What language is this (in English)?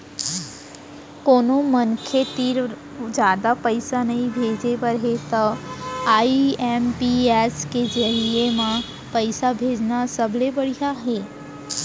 Chhattisgarhi